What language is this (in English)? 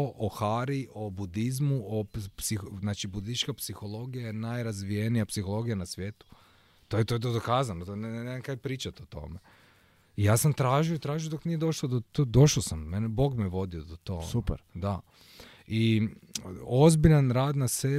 Croatian